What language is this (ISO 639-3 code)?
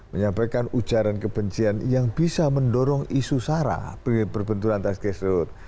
ind